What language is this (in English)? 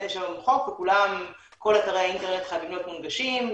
Hebrew